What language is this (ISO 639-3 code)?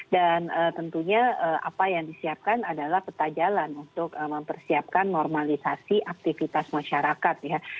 ind